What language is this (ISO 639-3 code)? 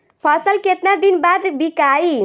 bho